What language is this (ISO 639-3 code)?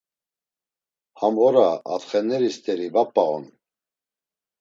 lzz